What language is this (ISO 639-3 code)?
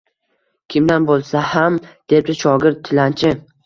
uzb